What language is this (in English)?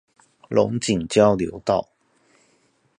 Chinese